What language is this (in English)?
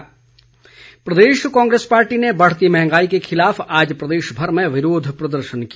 Hindi